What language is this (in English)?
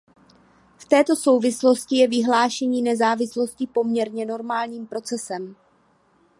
Czech